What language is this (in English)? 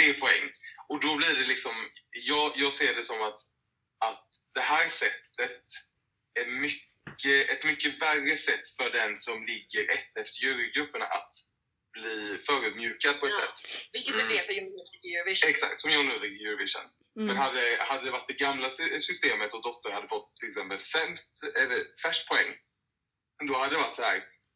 Swedish